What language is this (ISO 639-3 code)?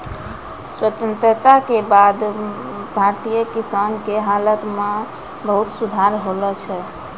mai